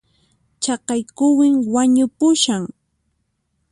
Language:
Puno Quechua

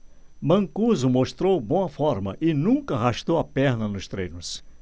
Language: Portuguese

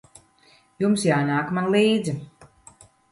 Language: Latvian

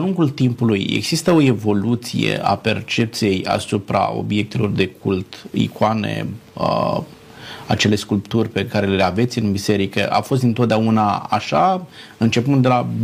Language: Romanian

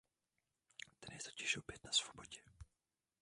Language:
Czech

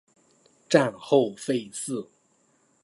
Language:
Chinese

